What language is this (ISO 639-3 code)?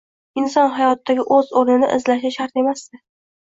uzb